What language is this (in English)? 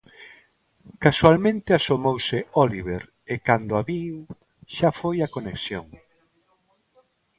Galician